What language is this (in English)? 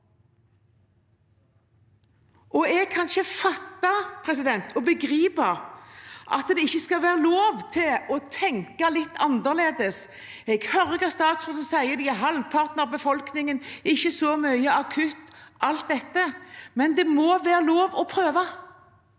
Norwegian